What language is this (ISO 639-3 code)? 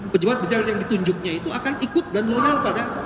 ind